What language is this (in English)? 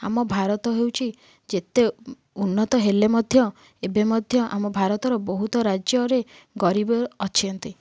Odia